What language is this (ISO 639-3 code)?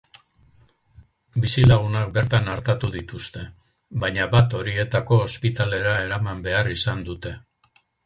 eus